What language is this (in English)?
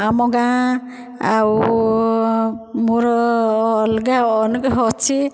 Odia